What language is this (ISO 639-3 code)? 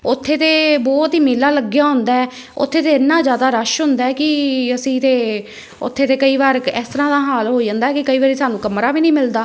pan